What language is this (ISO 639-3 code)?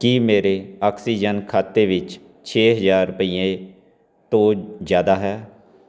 pan